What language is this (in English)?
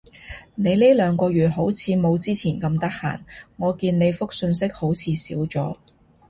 Cantonese